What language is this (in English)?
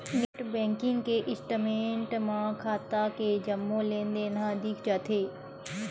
Chhattisgarhi